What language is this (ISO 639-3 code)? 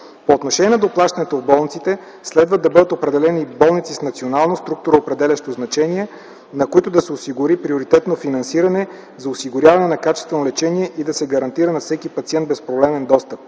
bul